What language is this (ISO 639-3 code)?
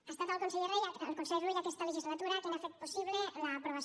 cat